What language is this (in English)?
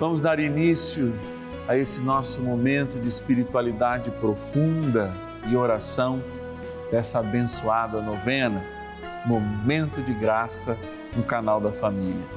Portuguese